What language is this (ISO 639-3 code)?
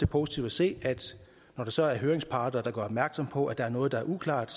dan